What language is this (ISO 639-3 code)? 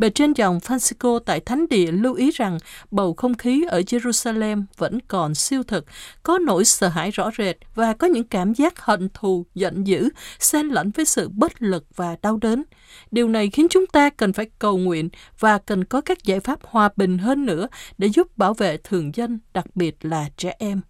vie